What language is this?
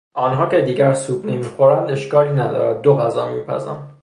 Persian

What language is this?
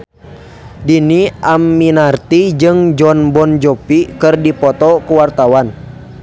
Sundanese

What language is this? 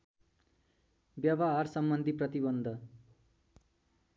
Nepali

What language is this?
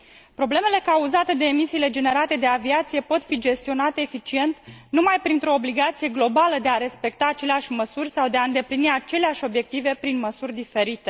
Romanian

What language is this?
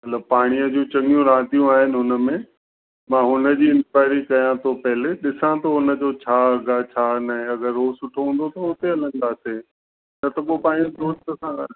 Sindhi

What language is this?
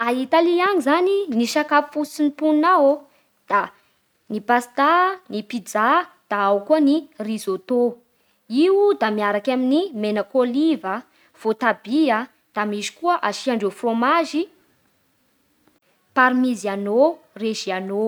Bara Malagasy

